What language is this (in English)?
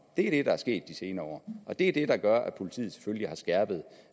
Danish